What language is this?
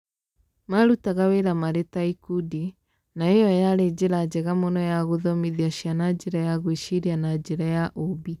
Kikuyu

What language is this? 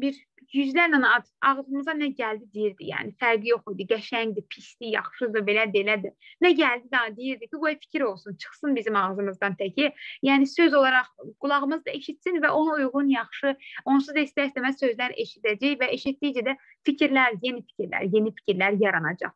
Turkish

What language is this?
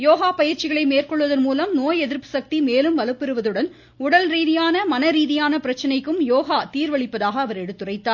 Tamil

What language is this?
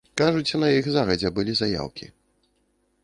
Belarusian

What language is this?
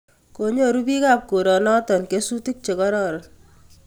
Kalenjin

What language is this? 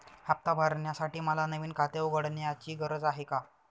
Marathi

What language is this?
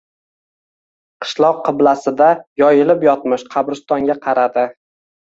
Uzbek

